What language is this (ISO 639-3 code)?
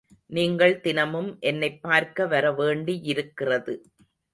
tam